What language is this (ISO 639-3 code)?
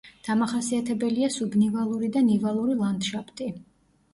kat